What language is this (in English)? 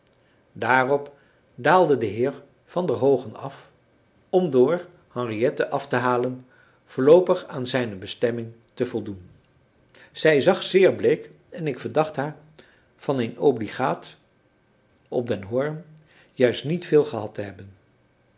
Dutch